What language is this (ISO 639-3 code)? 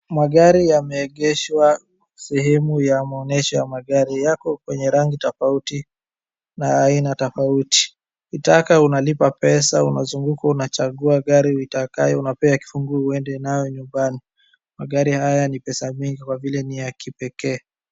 swa